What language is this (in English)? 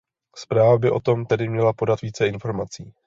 Czech